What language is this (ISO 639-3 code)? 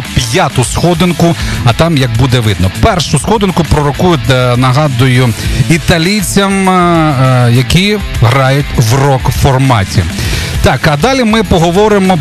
ukr